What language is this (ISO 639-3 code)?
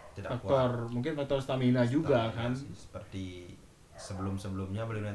ind